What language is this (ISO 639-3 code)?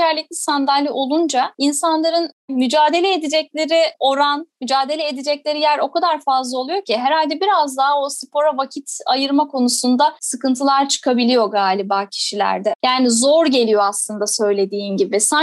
tur